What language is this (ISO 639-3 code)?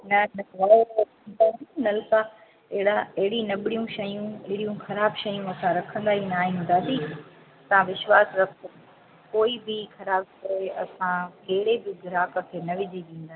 snd